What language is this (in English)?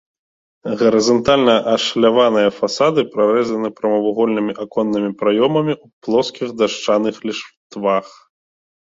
Belarusian